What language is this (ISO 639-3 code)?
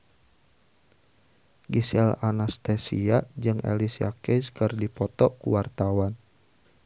sun